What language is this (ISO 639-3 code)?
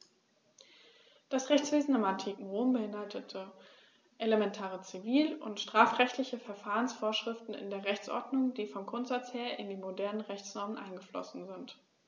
deu